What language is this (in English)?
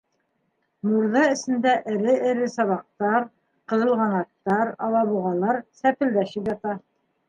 Bashkir